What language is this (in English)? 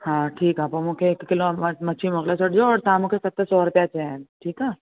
Sindhi